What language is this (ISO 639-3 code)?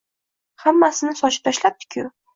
uzb